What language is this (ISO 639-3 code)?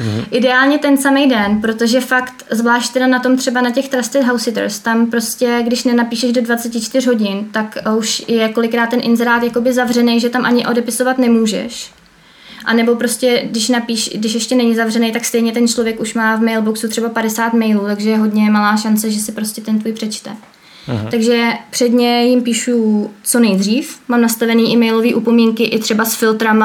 ces